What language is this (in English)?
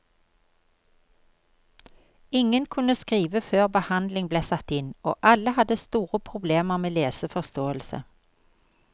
Norwegian